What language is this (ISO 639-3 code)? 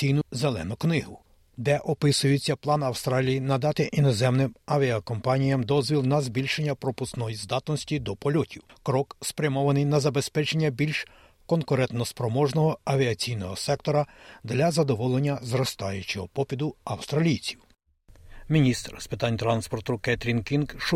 ukr